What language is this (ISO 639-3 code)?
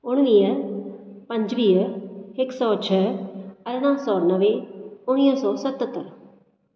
snd